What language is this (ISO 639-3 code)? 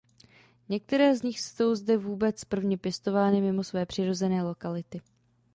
ces